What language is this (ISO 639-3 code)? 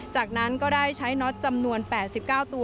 tha